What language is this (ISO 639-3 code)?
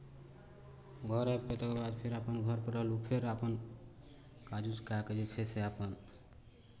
mai